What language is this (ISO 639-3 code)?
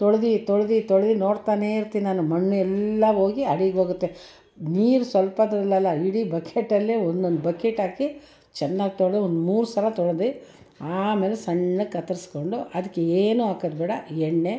kan